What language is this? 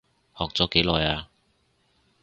Cantonese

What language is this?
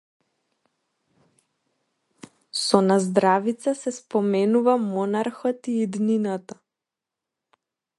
Macedonian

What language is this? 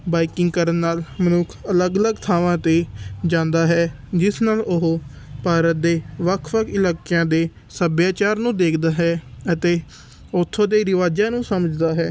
Punjabi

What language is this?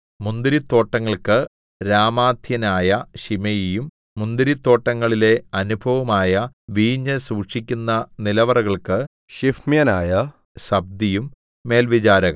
Malayalam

